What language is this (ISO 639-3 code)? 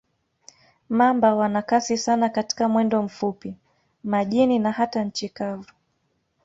swa